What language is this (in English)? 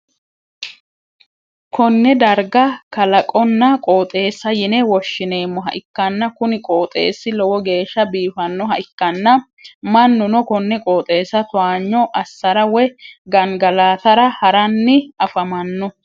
Sidamo